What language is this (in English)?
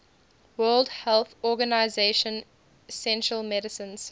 English